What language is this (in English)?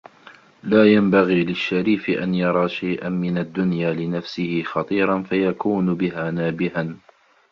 Arabic